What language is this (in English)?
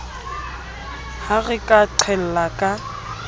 Southern Sotho